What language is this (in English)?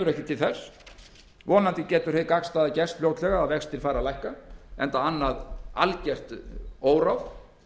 Icelandic